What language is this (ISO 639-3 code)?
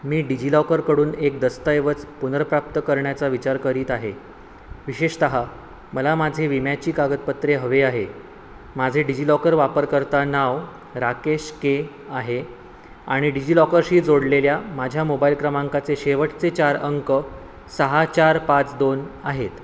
mar